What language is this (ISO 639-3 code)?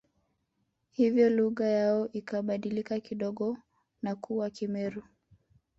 swa